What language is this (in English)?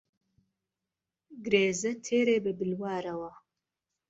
Central Kurdish